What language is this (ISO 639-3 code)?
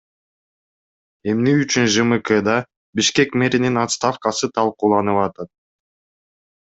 kir